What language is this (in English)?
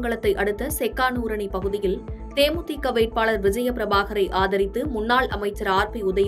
Tamil